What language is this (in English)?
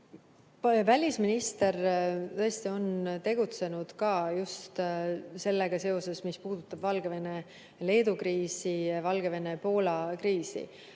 Estonian